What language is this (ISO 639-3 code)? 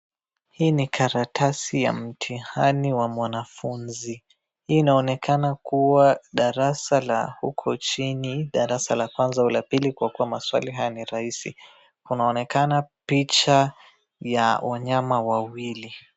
swa